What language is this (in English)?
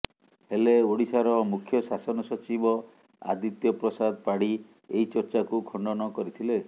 Odia